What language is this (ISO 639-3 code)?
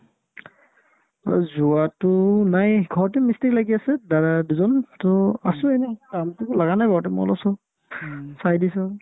asm